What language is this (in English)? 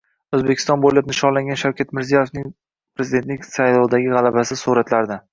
Uzbek